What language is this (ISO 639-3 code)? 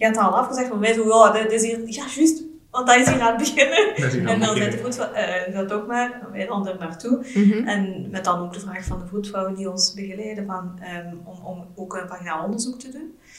nld